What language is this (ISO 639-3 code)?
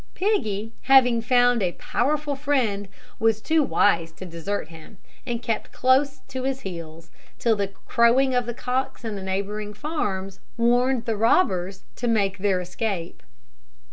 eng